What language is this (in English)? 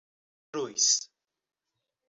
Portuguese